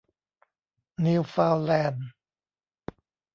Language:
Thai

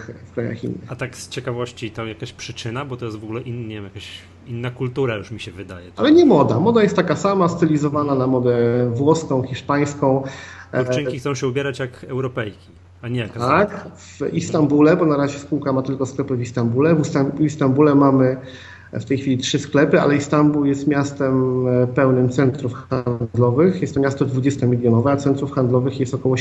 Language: Polish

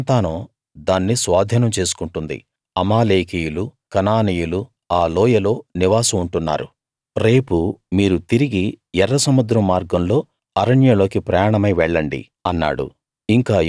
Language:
Telugu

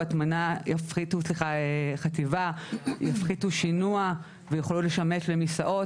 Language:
Hebrew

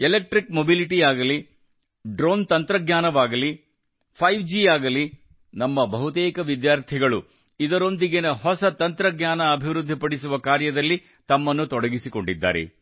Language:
Kannada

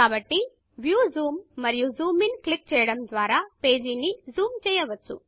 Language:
Telugu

